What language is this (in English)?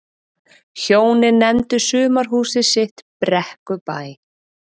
Icelandic